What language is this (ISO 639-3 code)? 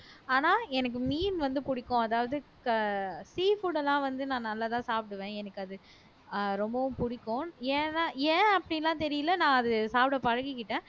tam